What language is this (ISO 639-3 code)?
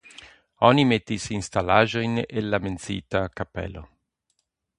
epo